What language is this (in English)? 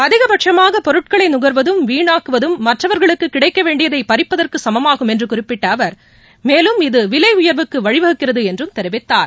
Tamil